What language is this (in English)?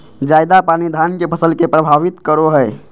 Magahi